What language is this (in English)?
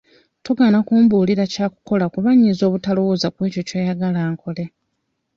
Ganda